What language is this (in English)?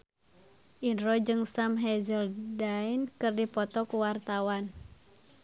Sundanese